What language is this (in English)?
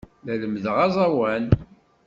Kabyle